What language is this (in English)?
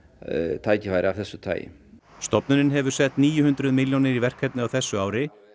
Icelandic